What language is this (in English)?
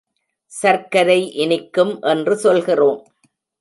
Tamil